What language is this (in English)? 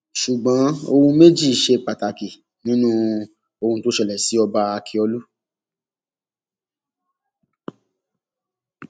Yoruba